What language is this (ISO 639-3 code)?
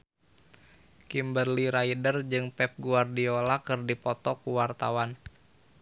sun